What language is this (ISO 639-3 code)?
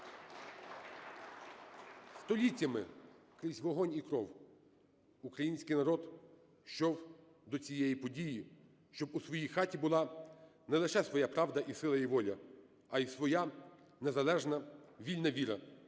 ukr